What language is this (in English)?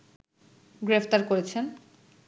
Bangla